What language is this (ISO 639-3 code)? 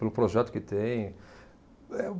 por